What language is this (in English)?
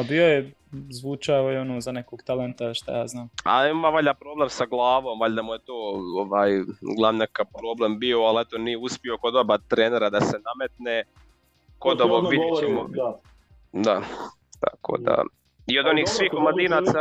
Croatian